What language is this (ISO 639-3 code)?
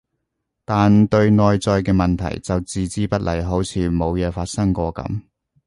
yue